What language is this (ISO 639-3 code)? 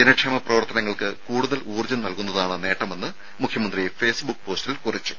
mal